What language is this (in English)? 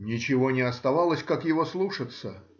Russian